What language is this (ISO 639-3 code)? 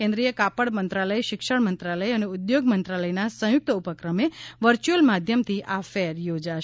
guj